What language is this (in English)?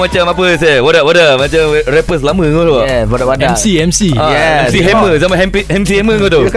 Malay